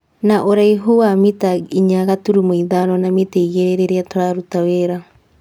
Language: Kikuyu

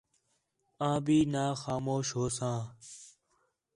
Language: Khetrani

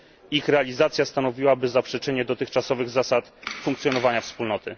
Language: Polish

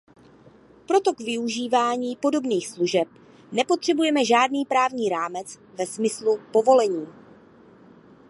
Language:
Czech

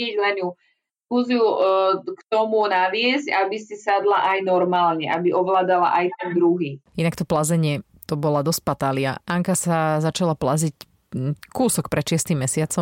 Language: Slovak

